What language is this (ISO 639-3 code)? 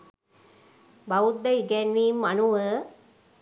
sin